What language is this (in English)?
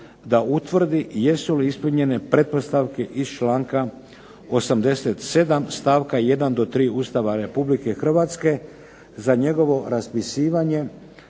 Croatian